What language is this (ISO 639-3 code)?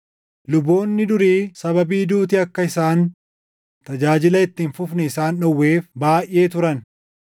orm